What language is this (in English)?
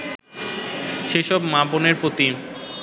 Bangla